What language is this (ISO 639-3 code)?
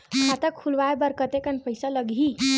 hne